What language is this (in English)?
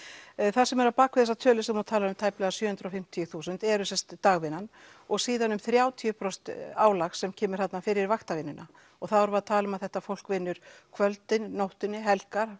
Icelandic